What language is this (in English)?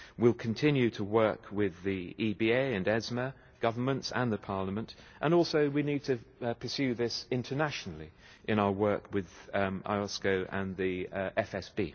English